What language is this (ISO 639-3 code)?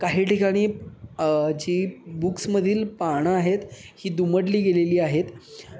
mar